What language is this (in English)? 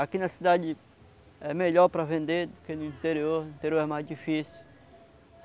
Portuguese